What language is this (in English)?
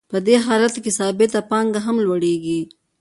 Pashto